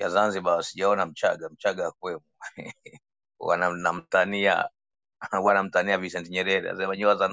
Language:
Swahili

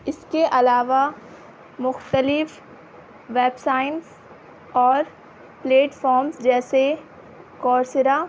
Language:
Urdu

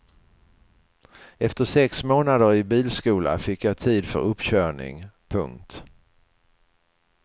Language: Swedish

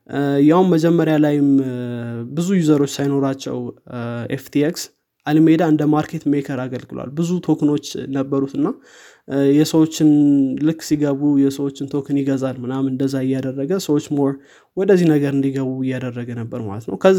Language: Amharic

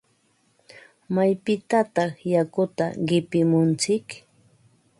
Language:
Ambo-Pasco Quechua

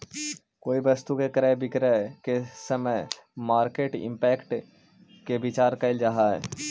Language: Magahi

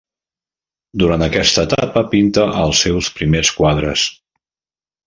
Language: Catalan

